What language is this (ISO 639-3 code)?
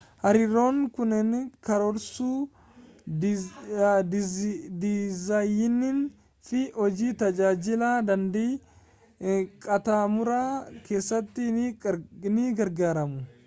orm